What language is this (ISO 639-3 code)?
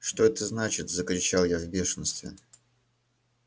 rus